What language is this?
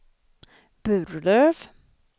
Swedish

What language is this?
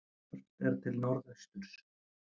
Icelandic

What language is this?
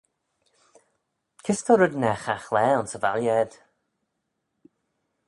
Manx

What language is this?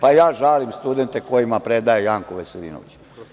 Serbian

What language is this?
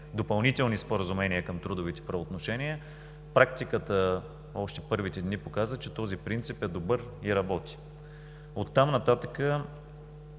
Bulgarian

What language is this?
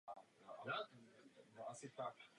Czech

